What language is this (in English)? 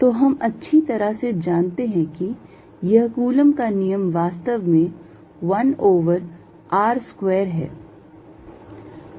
Hindi